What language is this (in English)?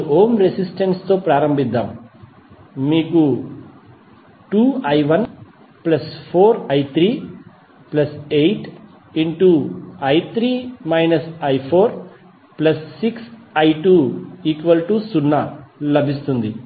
Telugu